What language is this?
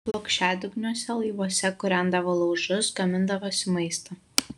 Lithuanian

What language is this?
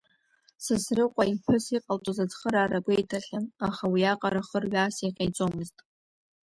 Abkhazian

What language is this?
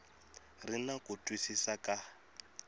Tsonga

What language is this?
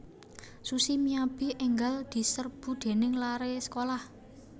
Javanese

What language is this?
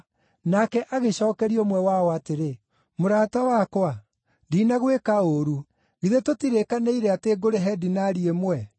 Kikuyu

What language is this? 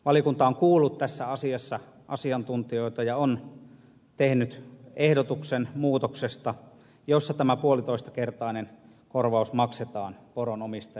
Finnish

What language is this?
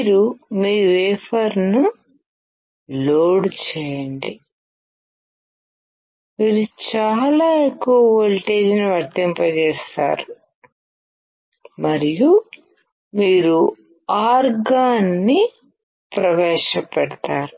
Telugu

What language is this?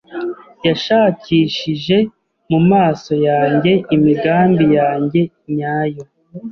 Kinyarwanda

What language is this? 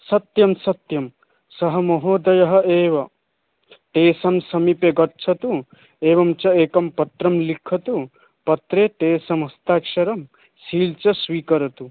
Sanskrit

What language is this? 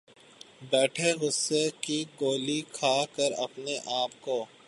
Urdu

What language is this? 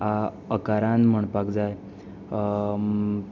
Konkani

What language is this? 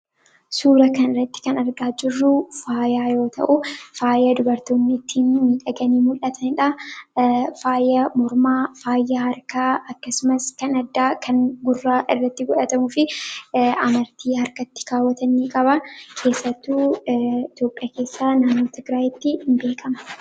Oromo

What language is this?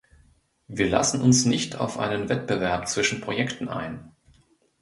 German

